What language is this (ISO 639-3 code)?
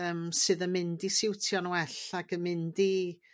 cym